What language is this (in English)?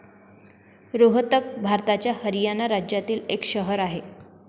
Marathi